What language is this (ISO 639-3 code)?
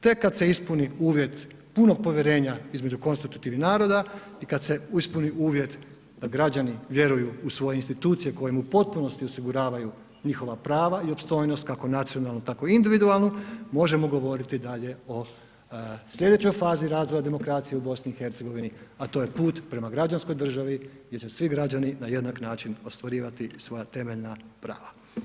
hrv